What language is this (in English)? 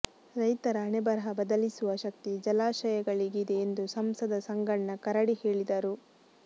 Kannada